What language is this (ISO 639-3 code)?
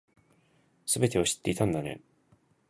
jpn